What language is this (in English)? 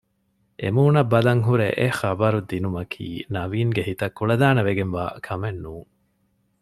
Divehi